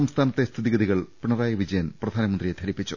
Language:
Malayalam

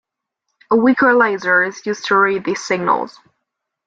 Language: English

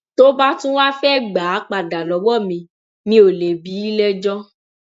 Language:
Yoruba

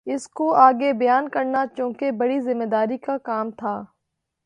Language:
Urdu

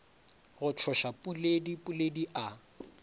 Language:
Northern Sotho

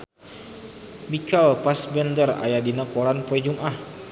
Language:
Sundanese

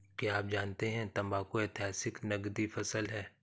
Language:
Hindi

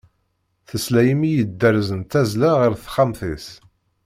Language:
Kabyle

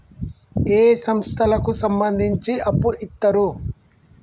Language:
Telugu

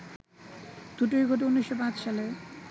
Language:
Bangla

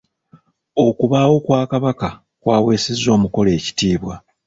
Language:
Ganda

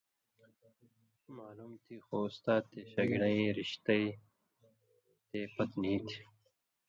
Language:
Indus Kohistani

